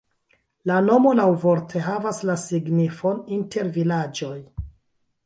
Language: Esperanto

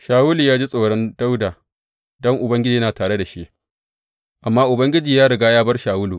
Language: Hausa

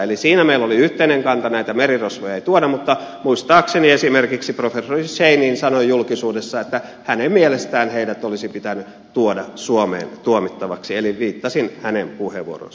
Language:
Finnish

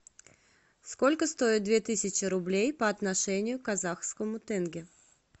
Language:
Russian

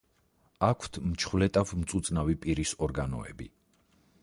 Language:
Georgian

